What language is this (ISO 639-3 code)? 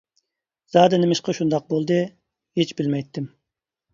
uig